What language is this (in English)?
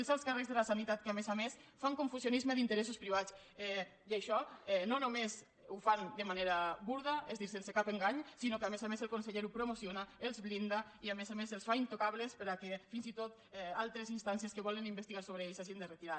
Catalan